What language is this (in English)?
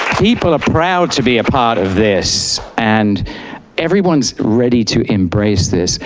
English